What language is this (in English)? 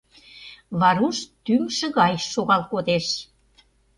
Mari